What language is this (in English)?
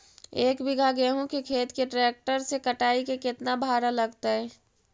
Magahi